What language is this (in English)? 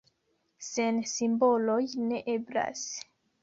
Esperanto